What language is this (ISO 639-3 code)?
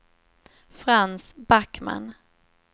swe